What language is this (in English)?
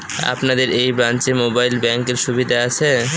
Bangla